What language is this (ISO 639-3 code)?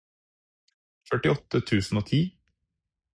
nob